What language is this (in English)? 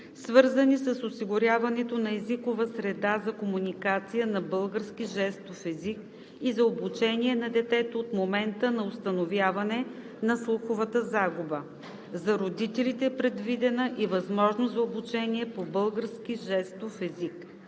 Bulgarian